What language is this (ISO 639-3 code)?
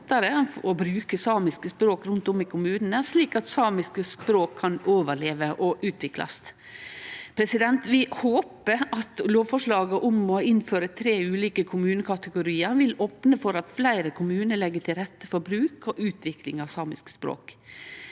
nor